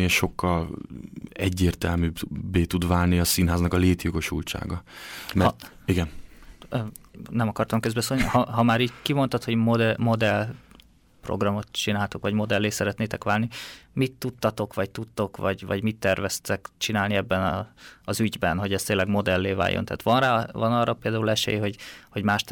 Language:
Hungarian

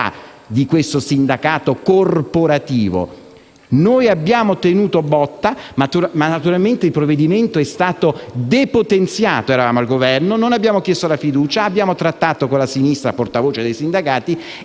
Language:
Italian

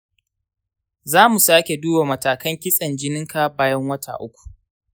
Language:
Hausa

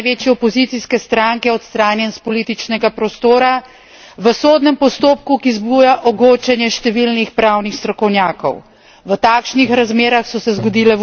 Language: Slovenian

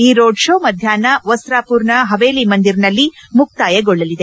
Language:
Kannada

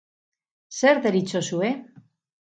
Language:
Basque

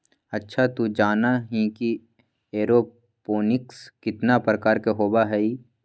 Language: Magahi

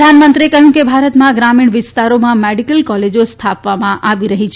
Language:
Gujarati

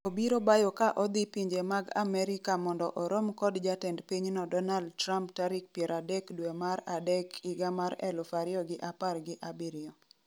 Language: Luo (Kenya and Tanzania)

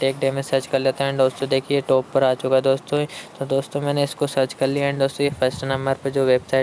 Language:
Hindi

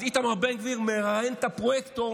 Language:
Hebrew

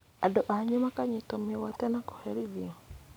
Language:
Kikuyu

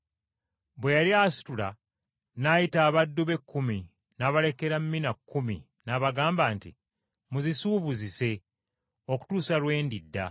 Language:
Ganda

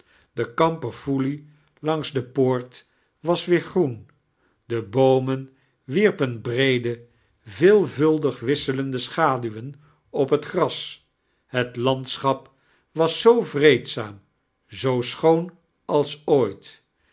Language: Dutch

